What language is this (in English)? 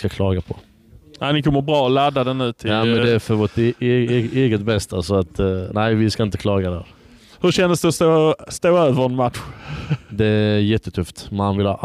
Swedish